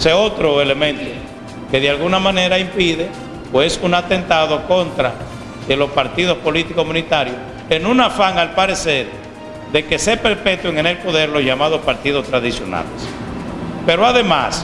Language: Spanish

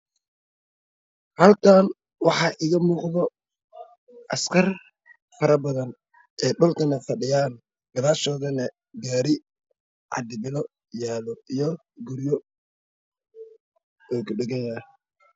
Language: Somali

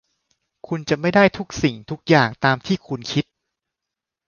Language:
Thai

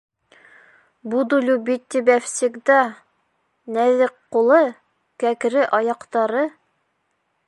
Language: Bashkir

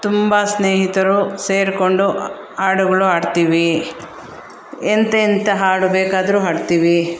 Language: Kannada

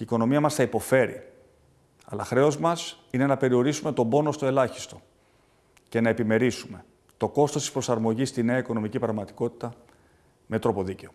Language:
Greek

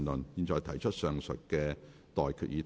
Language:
Cantonese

